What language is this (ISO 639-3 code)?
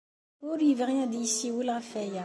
kab